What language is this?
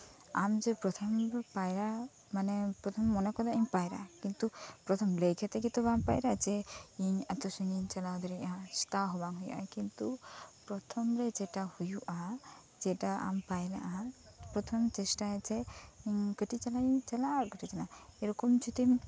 Santali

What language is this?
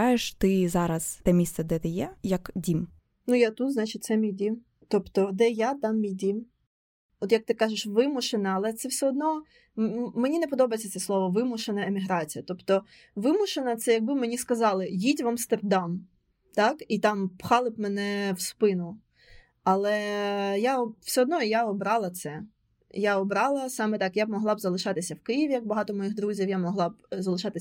Ukrainian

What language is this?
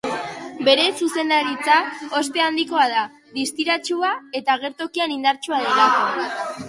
Basque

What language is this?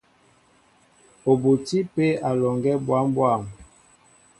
Mbo (Cameroon)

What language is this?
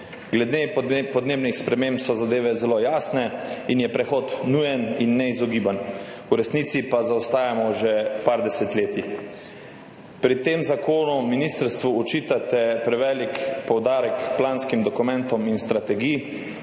Slovenian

